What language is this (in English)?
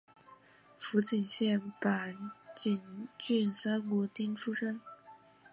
Chinese